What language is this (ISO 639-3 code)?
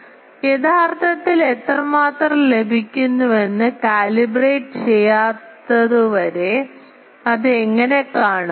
mal